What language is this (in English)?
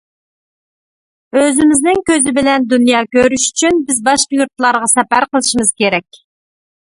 Uyghur